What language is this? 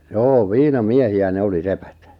Finnish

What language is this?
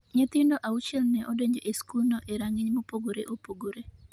Luo (Kenya and Tanzania)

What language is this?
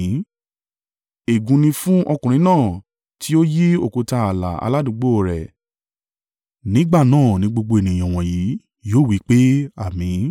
Yoruba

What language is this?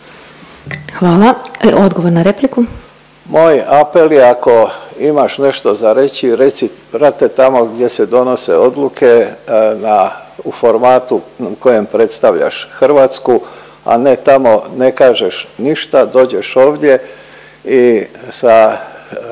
Croatian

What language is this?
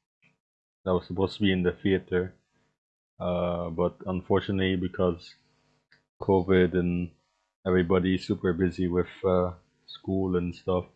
English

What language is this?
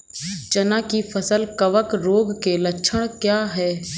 Hindi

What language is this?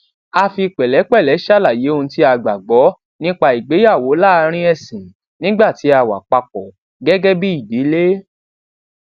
Yoruba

